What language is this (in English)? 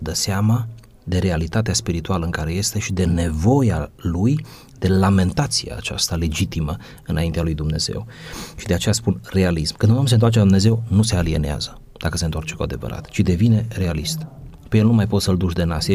Romanian